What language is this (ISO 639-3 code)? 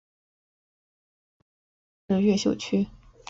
zho